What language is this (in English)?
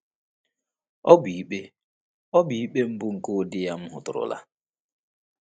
Igbo